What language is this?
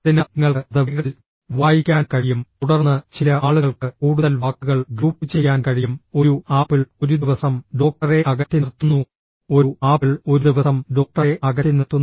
Malayalam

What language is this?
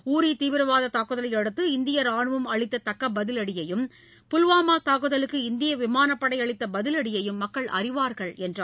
Tamil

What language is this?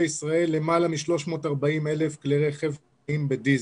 Hebrew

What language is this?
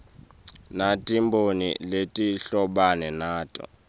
Swati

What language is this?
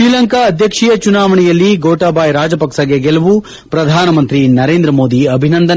Kannada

